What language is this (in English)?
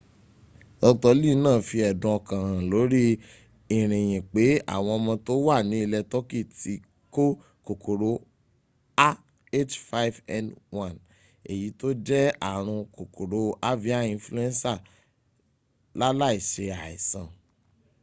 Yoruba